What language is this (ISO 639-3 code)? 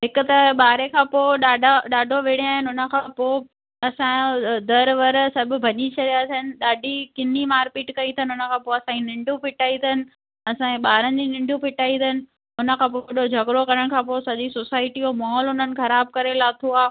snd